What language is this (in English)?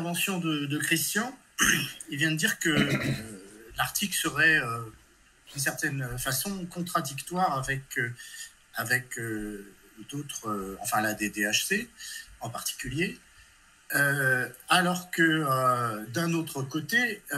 French